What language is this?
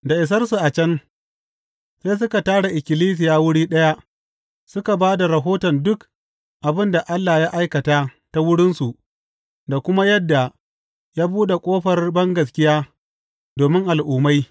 Hausa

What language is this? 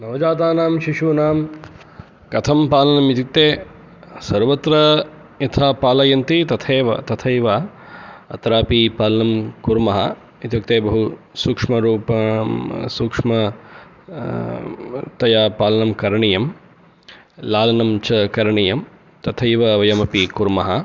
Sanskrit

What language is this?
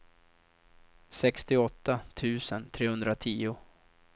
Swedish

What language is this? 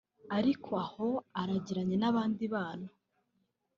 Kinyarwanda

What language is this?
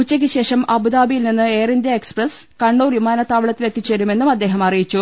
Malayalam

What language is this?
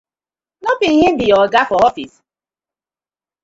Nigerian Pidgin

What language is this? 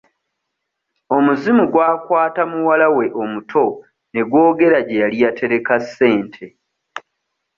Ganda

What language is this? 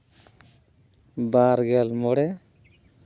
Santali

